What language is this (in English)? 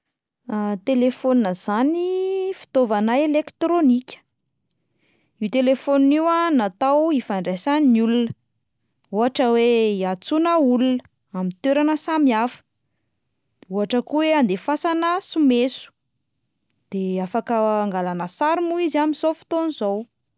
Malagasy